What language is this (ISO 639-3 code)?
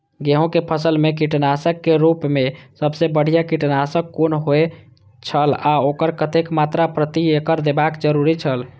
mai